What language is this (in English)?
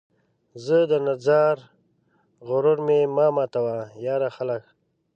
Pashto